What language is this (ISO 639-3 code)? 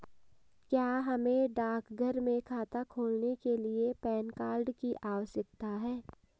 hin